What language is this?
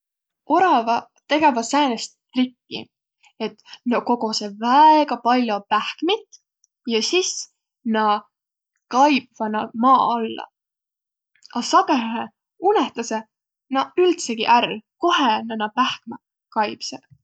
Võro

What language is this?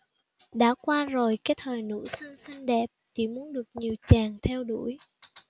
Vietnamese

